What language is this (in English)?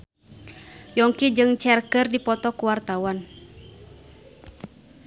Sundanese